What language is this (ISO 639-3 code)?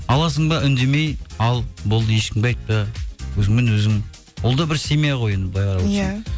kaz